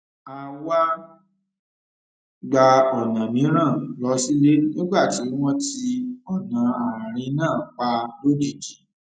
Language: Yoruba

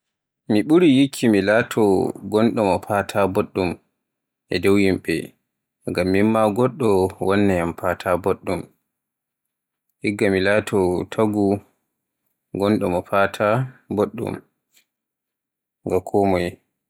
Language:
Borgu Fulfulde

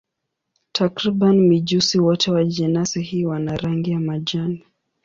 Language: Swahili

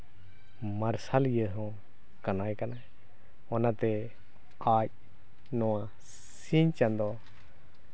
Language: Santali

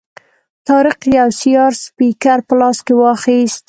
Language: Pashto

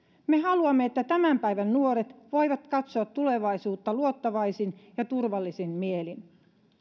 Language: Finnish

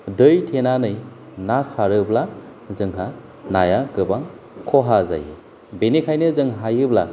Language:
Bodo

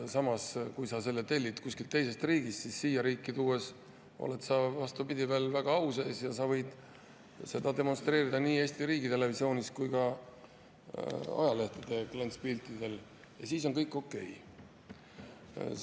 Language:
Estonian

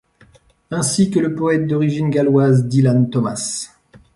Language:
French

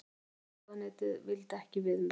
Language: Icelandic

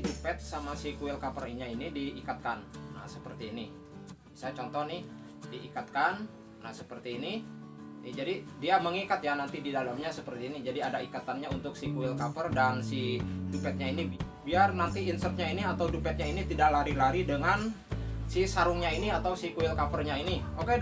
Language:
Indonesian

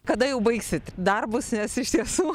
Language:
Lithuanian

